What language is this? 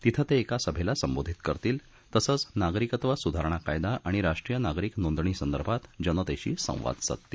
Marathi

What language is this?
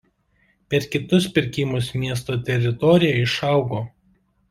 Lithuanian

